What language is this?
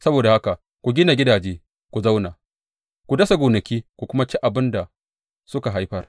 Hausa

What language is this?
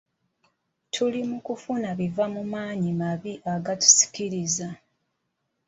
Ganda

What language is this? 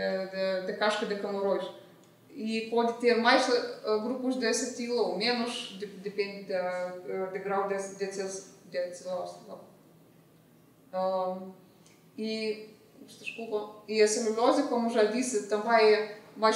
Portuguese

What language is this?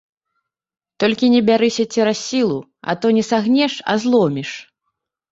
Belarusian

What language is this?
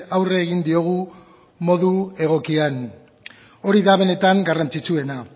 Basque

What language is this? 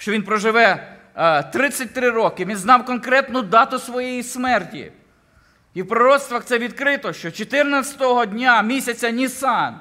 Ukrainian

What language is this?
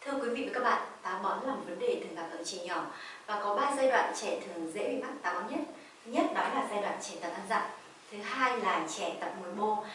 Vietnamese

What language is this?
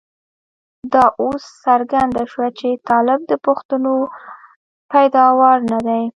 Pashto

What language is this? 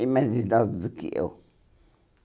Portuguese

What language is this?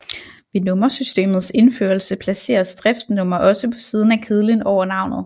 Danish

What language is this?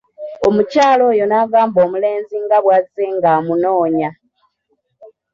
Ganda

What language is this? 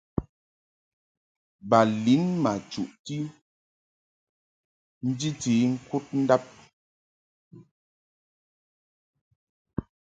Mungaka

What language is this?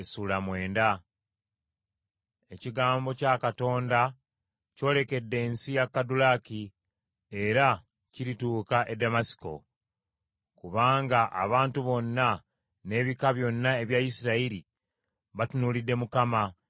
Ganda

